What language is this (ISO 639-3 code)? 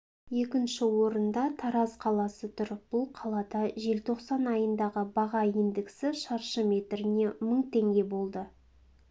kaz